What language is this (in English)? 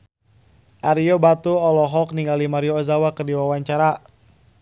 Sundanese